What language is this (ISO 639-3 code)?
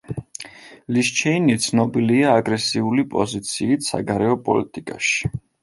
kat